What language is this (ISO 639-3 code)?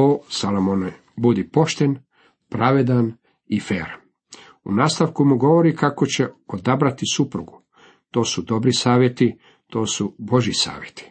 hrv